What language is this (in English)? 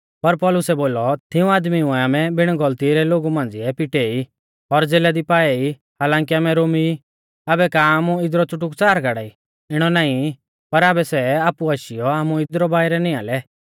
Mahasu Pahari